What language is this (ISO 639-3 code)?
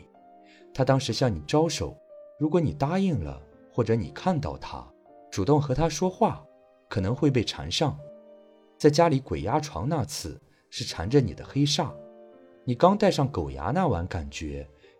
zho